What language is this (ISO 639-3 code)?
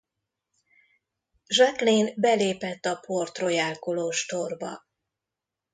hun